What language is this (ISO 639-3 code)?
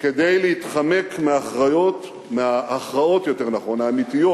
heb